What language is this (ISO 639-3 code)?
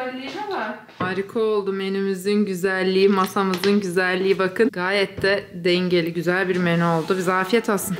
tur